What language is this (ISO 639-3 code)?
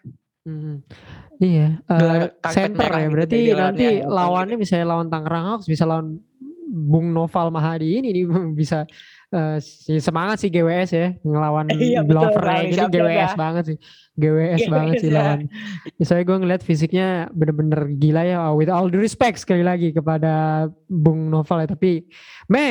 ind